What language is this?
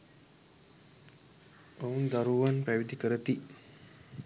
Sinhala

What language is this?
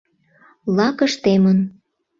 Mari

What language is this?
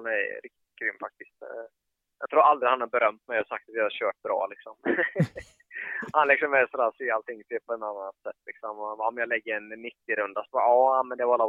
Swedish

